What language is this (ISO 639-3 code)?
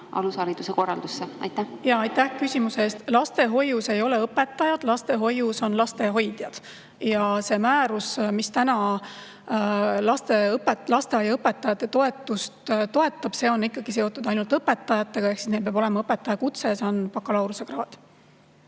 est